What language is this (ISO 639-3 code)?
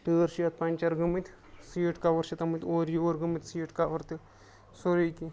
kas